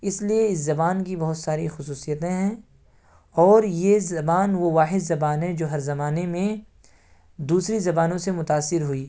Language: Urdu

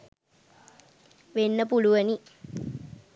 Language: Sinhala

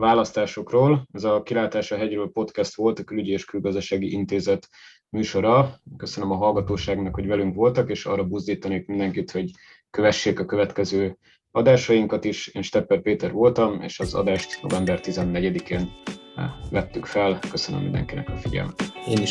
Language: Hungarian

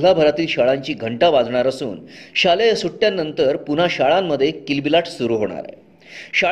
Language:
Marathi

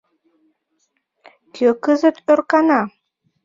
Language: Mari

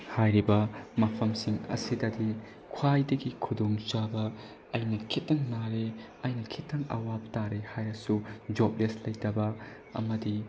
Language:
Manipuri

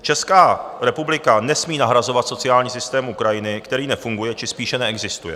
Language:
Czech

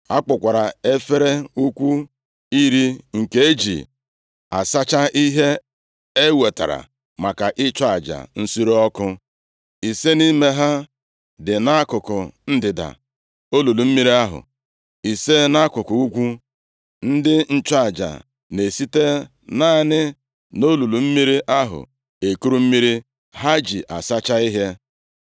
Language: Igbo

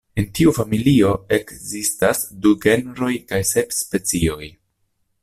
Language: Esperanto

